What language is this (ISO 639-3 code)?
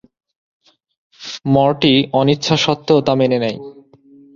ben